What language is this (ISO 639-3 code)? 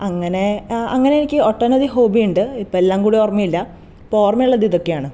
mal